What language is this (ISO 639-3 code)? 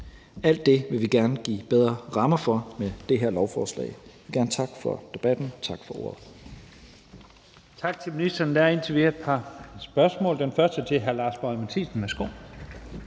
dan